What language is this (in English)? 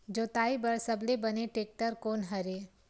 Chhattisgarhi